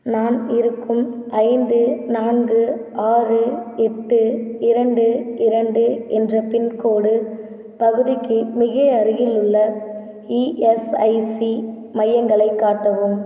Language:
Tamil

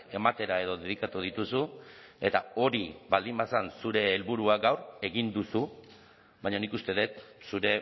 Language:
Basque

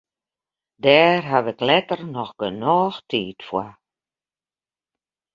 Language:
Western Frisian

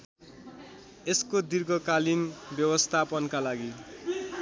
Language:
Nepali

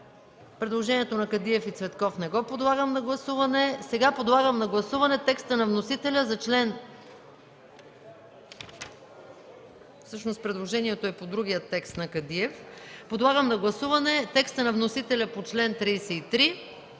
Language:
Bulgarian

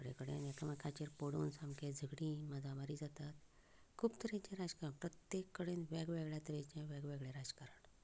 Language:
Konkani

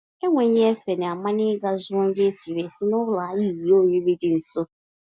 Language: Igbo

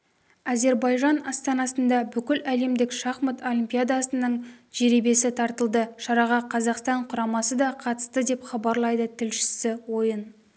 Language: Kazakh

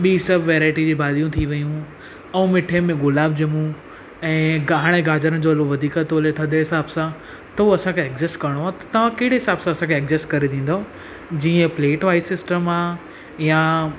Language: Sindhi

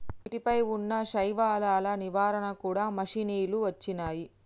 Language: Telugu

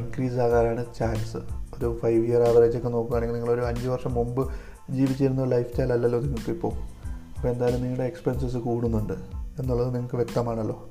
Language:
Malayalam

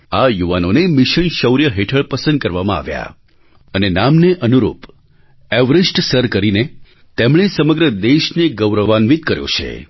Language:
Gujarati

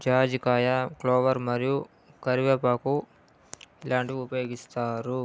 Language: Telugu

